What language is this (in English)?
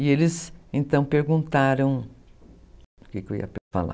Portuguese